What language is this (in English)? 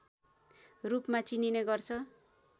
Nepali